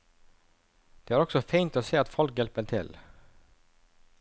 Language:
Norwegian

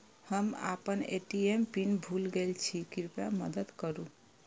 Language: Maithili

